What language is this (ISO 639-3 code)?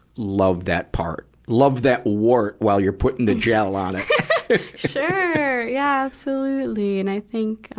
eng